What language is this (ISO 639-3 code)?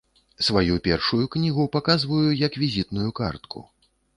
bel